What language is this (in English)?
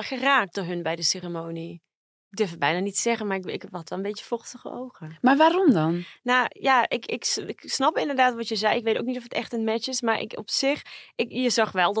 Dutch